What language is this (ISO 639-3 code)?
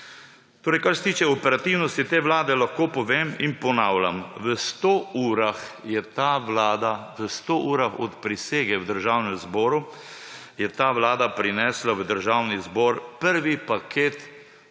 slv